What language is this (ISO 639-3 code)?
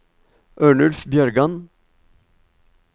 nor